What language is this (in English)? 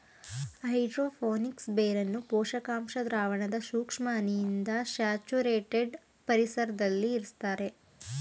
Kannada